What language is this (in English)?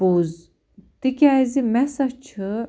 Kashmiri